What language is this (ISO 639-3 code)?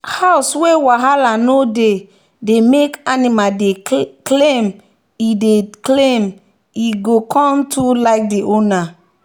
pcm